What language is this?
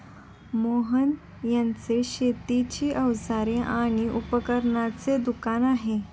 Marathi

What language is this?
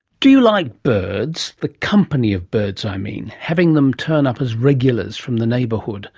English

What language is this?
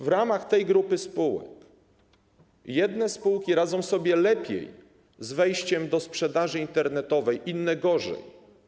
Polish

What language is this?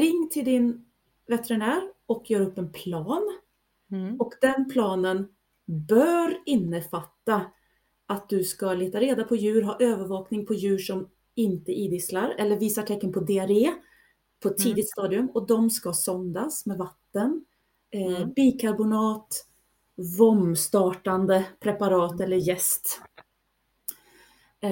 Swedish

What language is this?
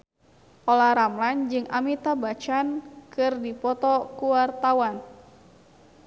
Sundanese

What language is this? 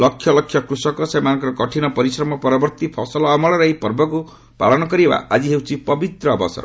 Odia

